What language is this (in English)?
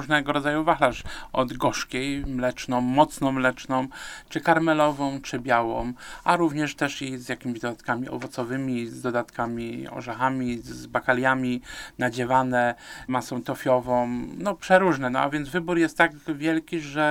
Polish